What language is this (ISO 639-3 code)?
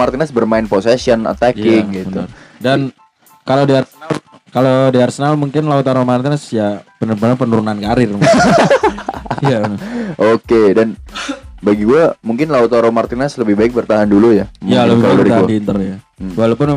ind